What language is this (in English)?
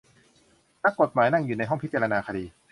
Thai